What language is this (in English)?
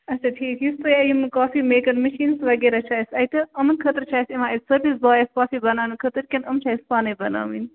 Kashmiri